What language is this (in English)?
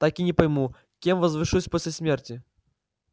Russian